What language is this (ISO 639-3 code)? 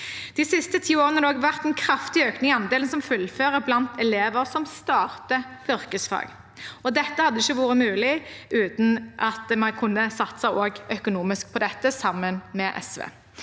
nor